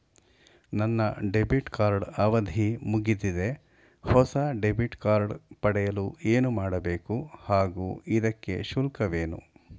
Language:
Kannada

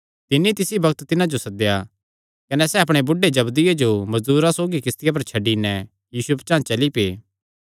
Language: Kangri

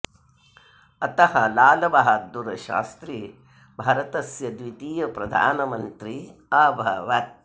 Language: Sanskrit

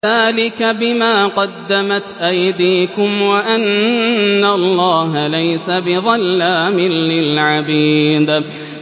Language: Arabic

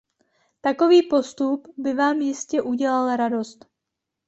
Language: Czech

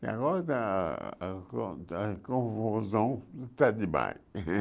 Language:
Portuguese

